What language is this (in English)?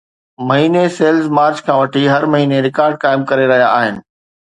Sindhi